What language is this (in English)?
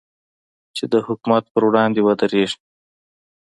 Pashto